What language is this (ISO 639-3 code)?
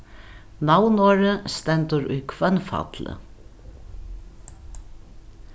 fao